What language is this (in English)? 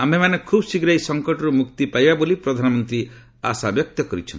Odia